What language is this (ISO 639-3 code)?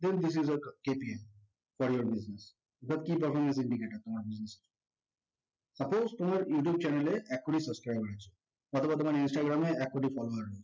ben